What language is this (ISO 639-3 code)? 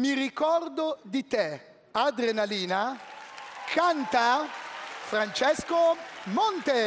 ita